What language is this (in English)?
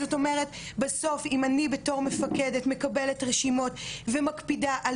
Hebrew